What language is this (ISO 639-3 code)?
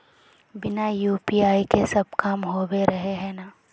mag